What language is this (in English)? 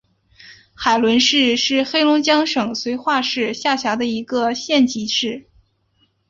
Chinese